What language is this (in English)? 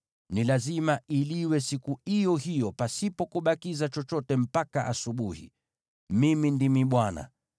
Swahili